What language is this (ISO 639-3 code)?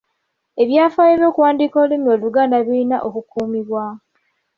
lug